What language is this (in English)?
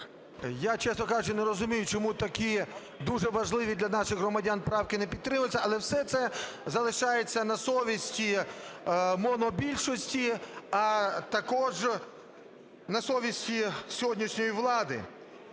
Ukrainian